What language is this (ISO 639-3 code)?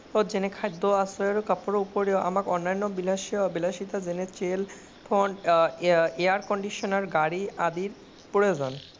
asm